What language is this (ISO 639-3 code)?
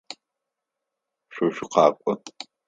ady